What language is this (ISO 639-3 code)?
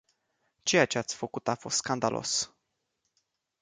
ron